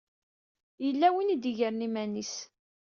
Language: Kabyle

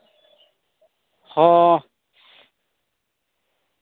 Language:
Santali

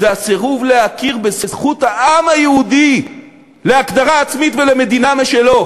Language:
Hebrew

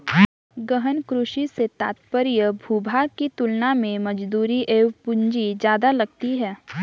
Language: Hindi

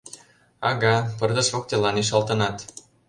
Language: Mari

